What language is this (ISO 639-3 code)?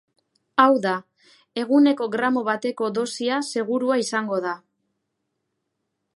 eus